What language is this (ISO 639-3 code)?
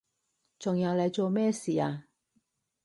yue